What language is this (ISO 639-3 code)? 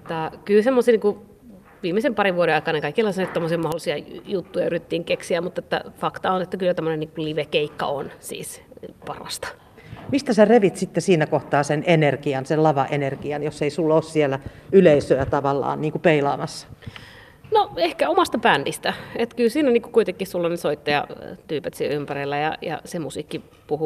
fin